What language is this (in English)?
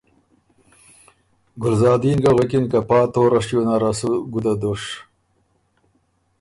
Ormuri